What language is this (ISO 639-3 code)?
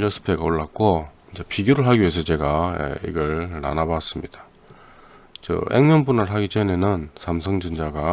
kor